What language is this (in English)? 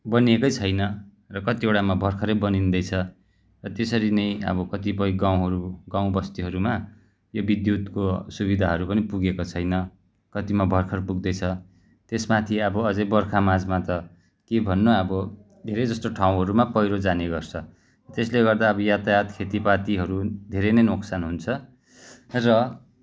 Nepali